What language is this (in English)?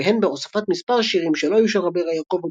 Hebrew